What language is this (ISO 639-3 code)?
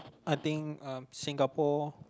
eng